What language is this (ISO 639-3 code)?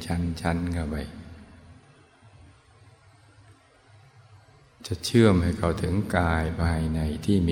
tha